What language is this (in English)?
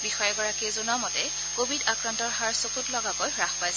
Assamese